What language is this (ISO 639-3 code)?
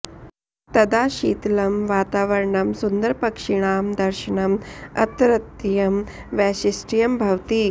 san